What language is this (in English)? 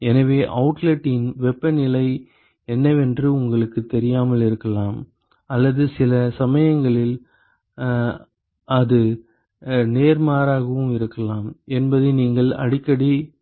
Tamil